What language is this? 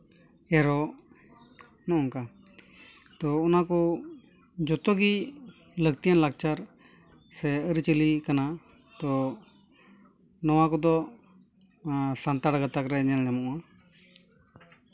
Santali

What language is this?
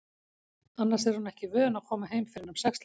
Icelandic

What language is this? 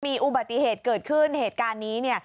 Thai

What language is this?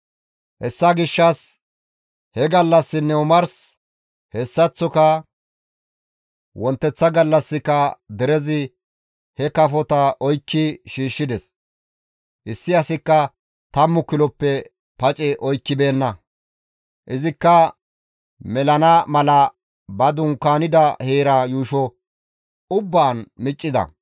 Gamo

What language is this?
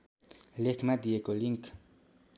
Nepali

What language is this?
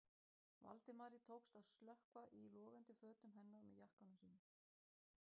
Icelandic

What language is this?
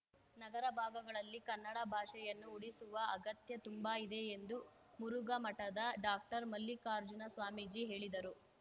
Kannada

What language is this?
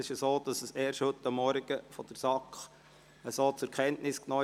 Swiss German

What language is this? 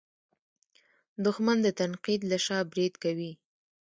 Pashto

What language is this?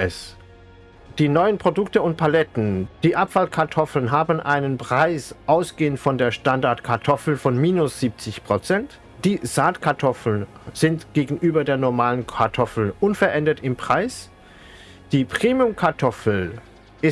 German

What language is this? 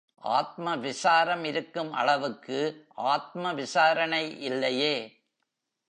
Tamil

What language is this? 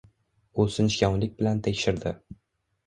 Uzbek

